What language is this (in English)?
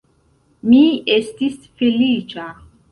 Esperanto